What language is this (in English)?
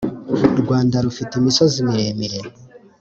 Kinyarwanda